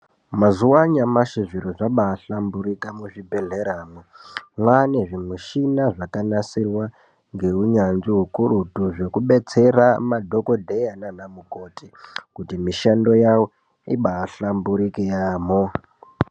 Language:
Ndau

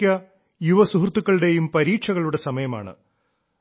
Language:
Malayalam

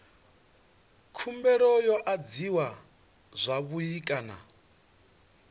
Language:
Venda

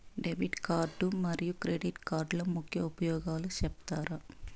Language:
Telugu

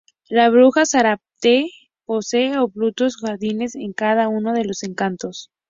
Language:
Spanish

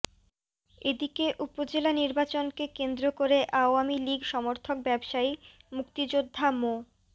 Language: Bangla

